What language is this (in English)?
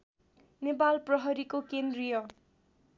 Nepali